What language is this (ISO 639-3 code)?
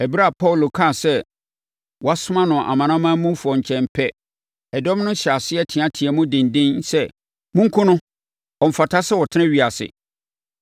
aka